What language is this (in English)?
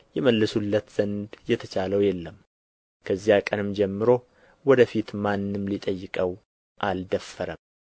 Amharic